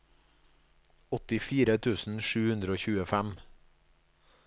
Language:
Norwegian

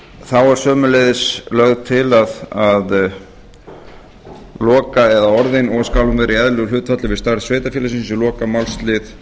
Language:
Icelandic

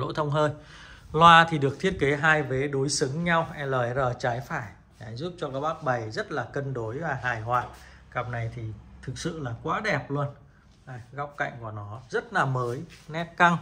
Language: Vietnamese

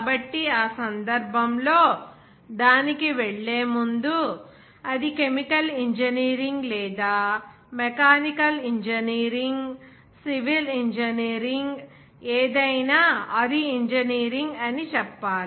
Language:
Telugu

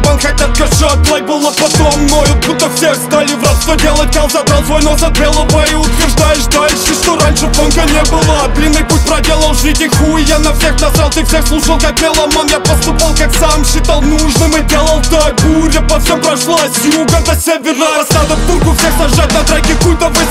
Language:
Russian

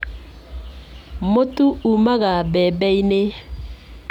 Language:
Kikuyu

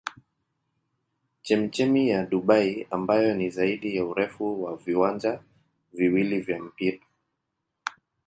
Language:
Swahili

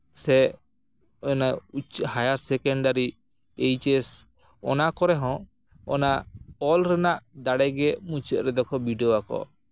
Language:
Santali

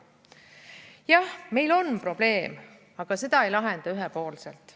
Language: Estonian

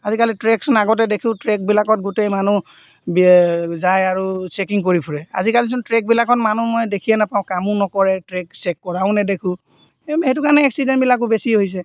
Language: Assamese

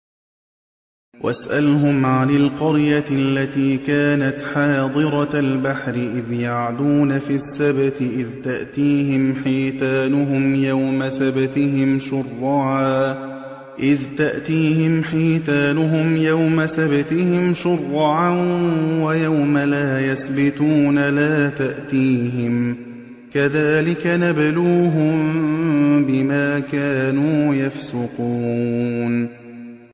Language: Arabic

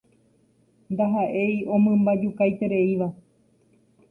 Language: Guarani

